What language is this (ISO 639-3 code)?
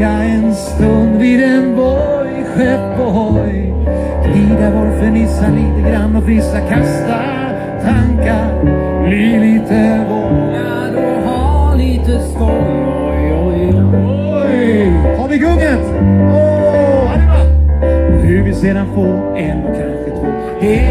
swe